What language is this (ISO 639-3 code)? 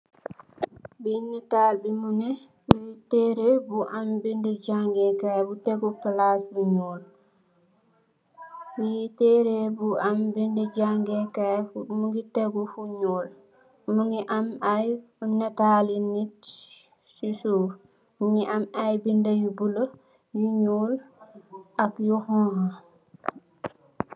wol